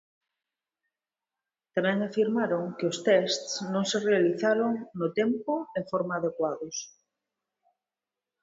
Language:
Galician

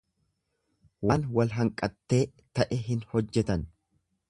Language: Oromo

